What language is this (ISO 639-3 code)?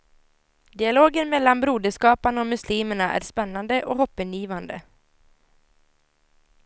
swe